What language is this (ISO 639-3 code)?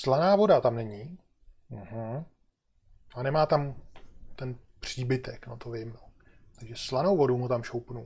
ces